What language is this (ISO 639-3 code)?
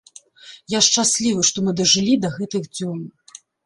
bel